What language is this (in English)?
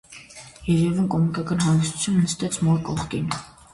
Armenian